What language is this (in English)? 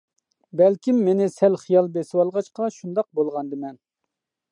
Uyghur